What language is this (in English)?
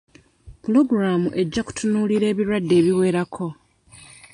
Ganda